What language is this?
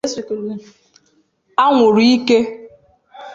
Igbo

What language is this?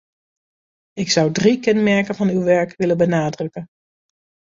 Dutch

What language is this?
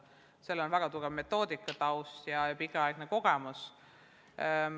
Estonian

